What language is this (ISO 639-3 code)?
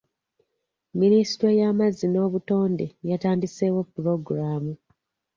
lug